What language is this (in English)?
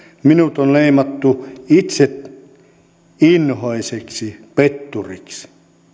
Finnish